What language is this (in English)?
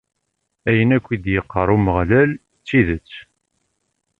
Kabyle